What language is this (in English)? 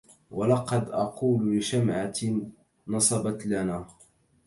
Arabic